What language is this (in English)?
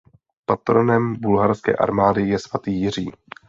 Czech